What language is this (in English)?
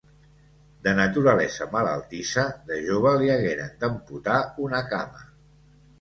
Catalan